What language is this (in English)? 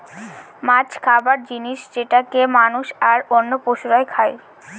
Bangla